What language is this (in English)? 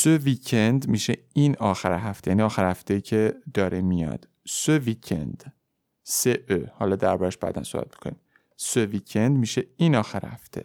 Persian